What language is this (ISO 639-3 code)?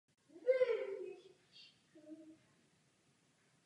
ces